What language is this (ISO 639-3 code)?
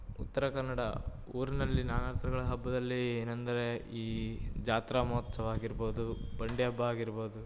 kan